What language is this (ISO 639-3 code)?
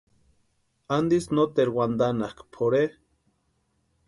pua